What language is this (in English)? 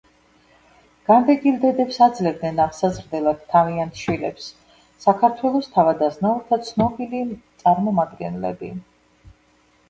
Georgian